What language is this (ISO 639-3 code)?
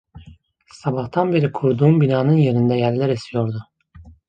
tur